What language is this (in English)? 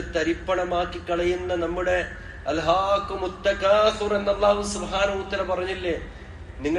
Malayalam